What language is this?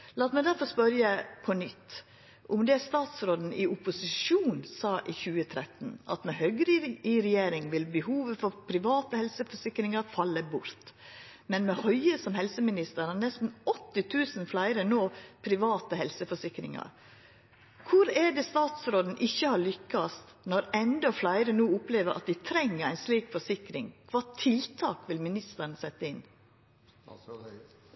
Norwegian Nynorsk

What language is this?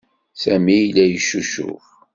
Kabyle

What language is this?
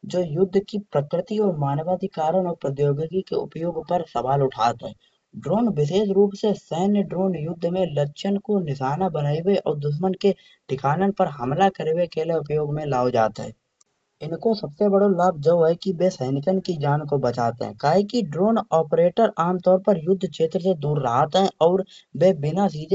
Kanauji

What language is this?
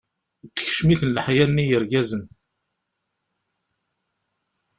Kabyle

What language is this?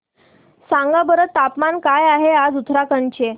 Marathi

